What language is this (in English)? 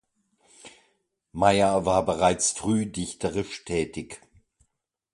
German